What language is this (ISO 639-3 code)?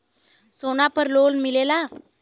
bho